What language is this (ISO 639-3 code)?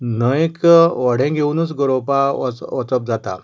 kok